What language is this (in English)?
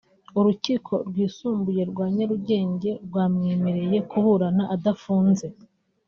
Kinyarwanda